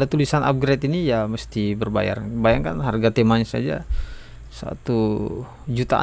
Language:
Indonesian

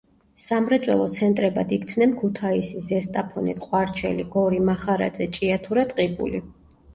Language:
Georgian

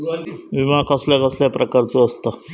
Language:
Marathi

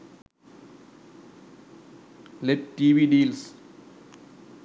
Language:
Sinhala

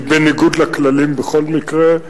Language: Hebrew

